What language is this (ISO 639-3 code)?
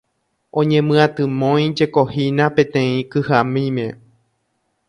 grn